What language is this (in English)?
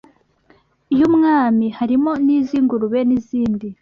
Kinyarwanda